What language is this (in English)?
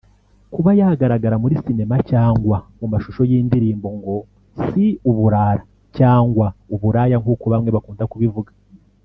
Kinyarwanda